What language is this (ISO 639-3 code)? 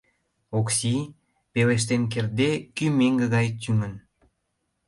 chm